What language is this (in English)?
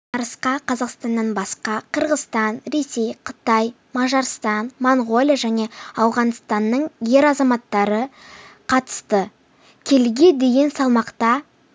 Kazakh